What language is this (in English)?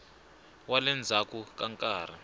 Tsonga